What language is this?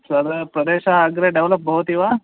Sanskrit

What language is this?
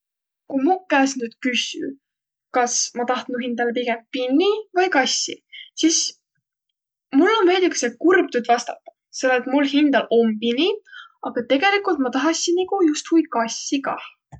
Võro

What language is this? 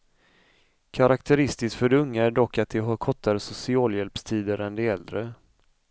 Swedish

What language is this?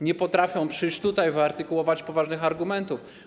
Polish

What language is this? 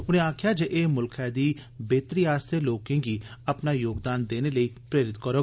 Dogri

